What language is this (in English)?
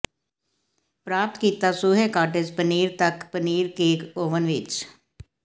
Punjabi